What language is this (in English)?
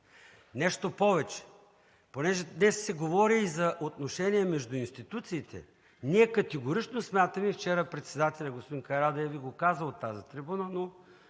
Bulgarian